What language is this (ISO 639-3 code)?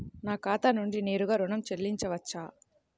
tel